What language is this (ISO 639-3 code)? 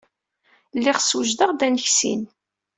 kab